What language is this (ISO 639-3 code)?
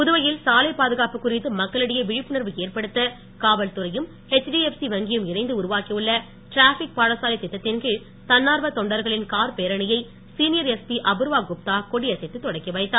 tam